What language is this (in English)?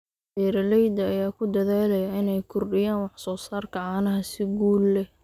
Somali